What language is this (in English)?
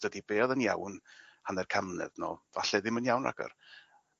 Welsh